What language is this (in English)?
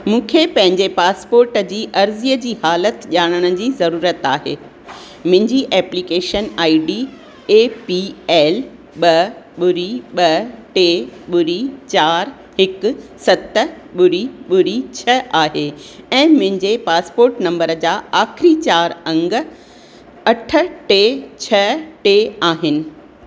Sindhi